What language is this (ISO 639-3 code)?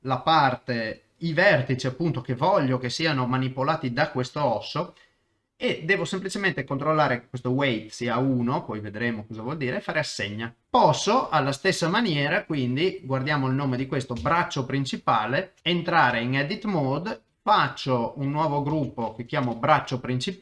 ita